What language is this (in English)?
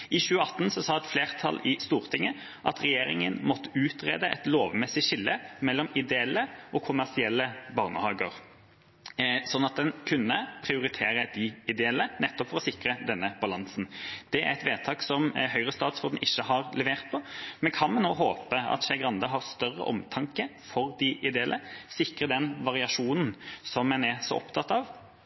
Norwegian Bokmål